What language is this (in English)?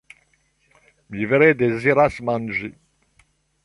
Esperanto